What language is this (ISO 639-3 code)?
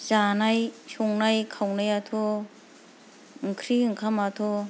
brx